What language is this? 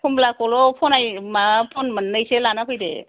Bodo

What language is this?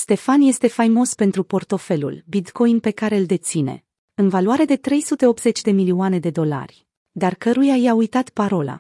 Romanian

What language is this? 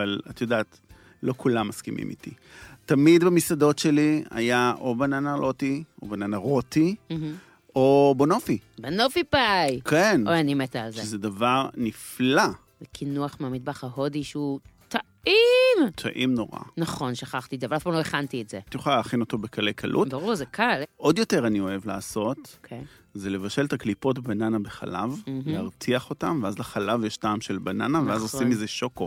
Hebrew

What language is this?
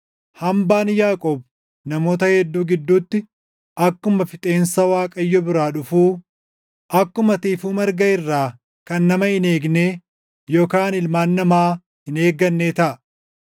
Oromo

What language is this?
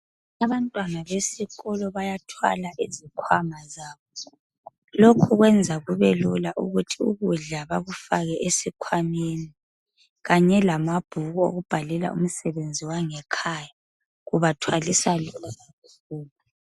North Ndebele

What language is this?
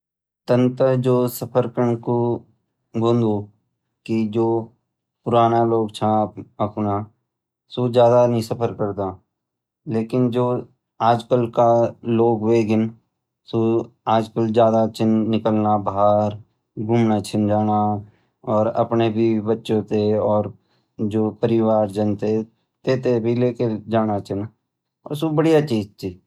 Garhwali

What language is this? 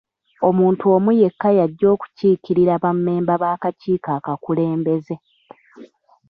Ganda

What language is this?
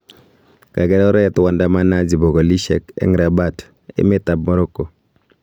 Kalenjin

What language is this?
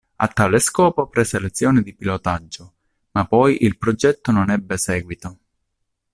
Italian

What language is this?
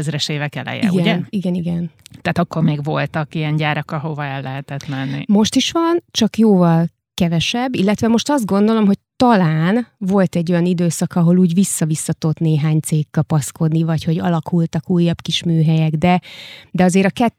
Hungarian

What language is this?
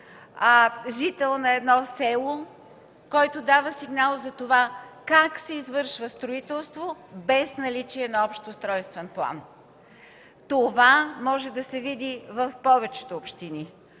Bulgarian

